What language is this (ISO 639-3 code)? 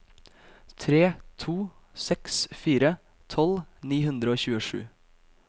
nor